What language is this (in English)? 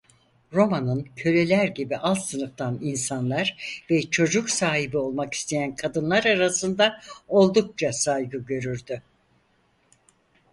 Turkish